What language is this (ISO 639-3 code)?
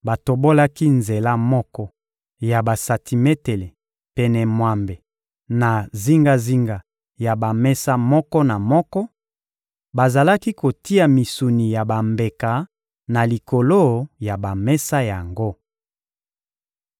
lin